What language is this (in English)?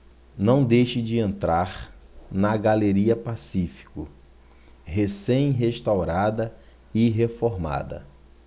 Portuguese